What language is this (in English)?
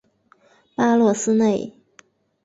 Chinese